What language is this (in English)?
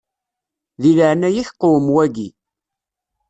Kabyle